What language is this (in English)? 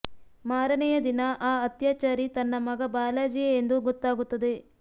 Kannada